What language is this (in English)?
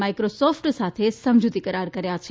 Gujarati